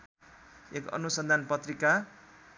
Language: Nepali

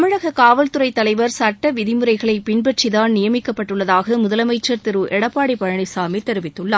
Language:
Tamil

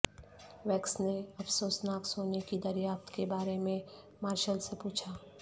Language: Urdu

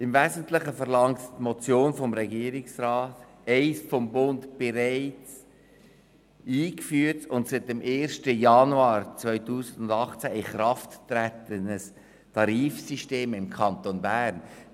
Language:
Swiss German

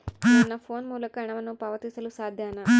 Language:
Kannada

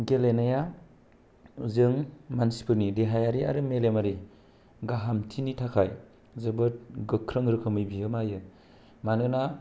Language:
Bodo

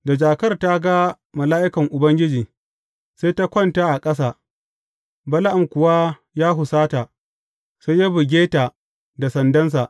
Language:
Hausa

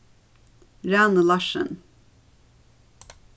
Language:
Faroese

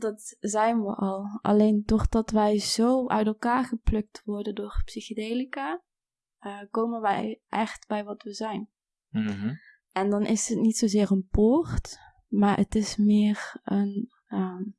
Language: Dutch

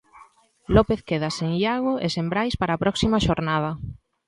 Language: Galician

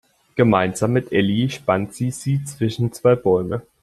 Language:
German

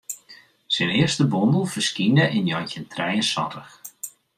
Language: Western Frisian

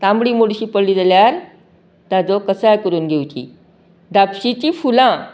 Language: Konkani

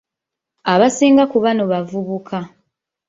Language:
Ganda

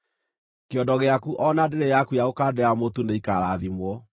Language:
Kikuyu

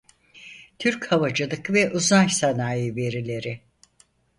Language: Turkish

